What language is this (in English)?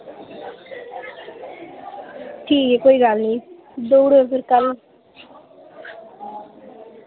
Dogri